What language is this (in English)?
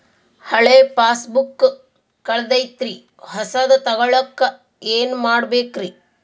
Kannada